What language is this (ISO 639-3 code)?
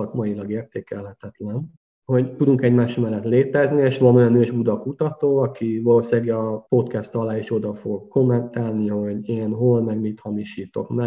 hun